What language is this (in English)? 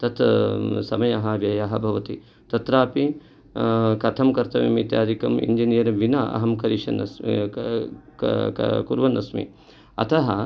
Sanskrit